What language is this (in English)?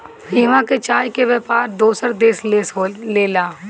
Bhojpuri